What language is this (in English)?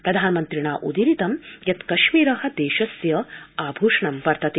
Sanskrit